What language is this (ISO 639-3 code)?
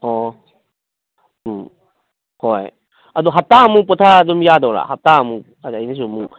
mni